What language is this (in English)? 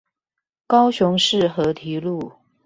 Chinese